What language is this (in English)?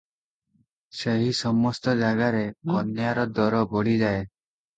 Odia